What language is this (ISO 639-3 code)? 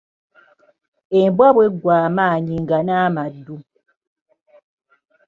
lug